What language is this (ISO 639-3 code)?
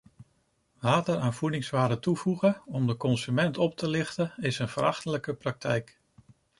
nld